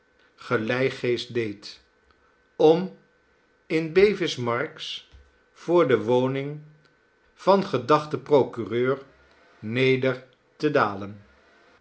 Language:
Dutch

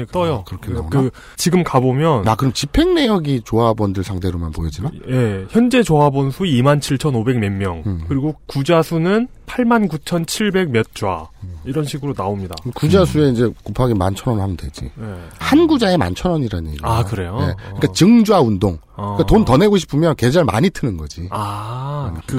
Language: Korean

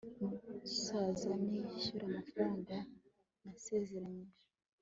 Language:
Kinyarwanda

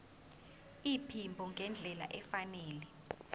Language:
Zulu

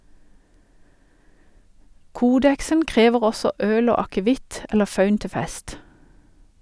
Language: Norwegian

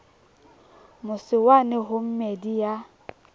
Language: Southern Sotho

